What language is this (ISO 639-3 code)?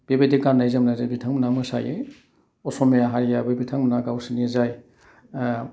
brx